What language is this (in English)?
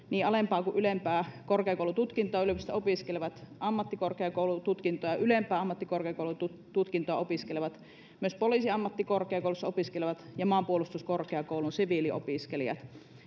Finnish